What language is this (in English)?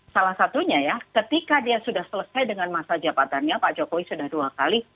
Indonesian